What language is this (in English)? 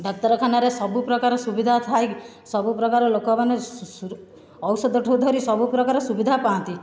Odia